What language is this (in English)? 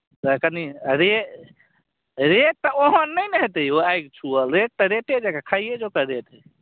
Maithili